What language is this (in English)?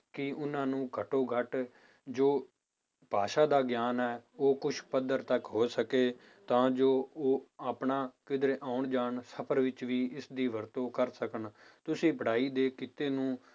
Punjabi